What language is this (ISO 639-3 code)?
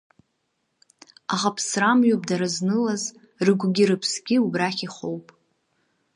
abk